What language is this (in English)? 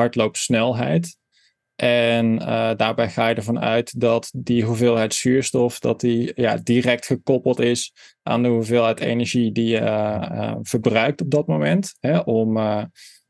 Dutch